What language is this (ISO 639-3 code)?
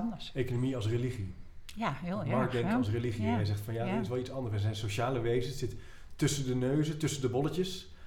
nld